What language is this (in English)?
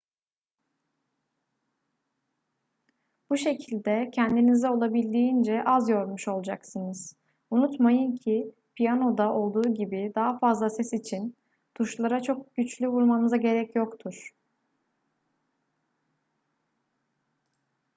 Turkish